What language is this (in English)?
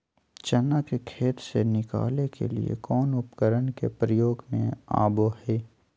Magahi